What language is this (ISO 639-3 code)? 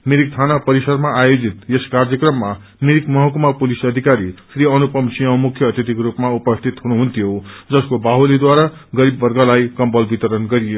nep